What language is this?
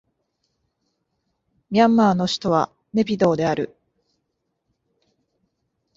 Japanese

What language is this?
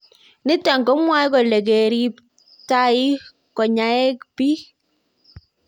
Kalenjin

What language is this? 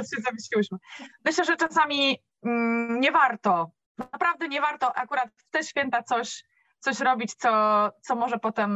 Polish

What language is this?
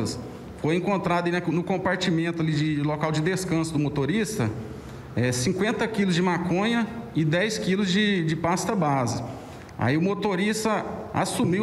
Portuguese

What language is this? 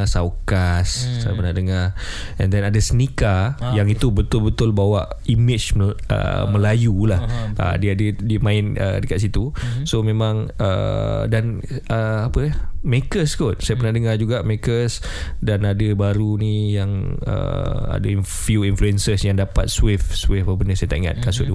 Malay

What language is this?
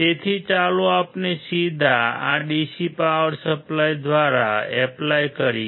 Gujarati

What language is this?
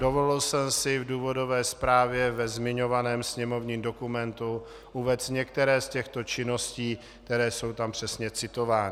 Czech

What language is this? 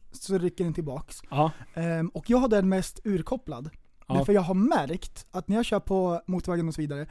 Swedish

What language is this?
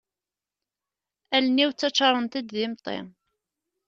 Kabyle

